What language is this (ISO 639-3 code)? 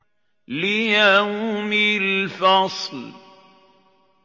ara